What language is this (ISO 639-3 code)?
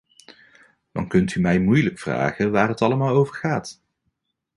nld